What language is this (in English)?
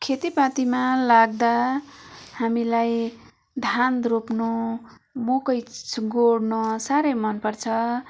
Nepali